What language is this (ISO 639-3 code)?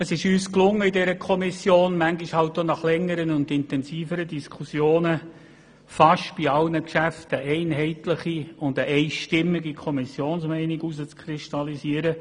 gsw